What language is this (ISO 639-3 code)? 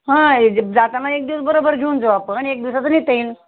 mar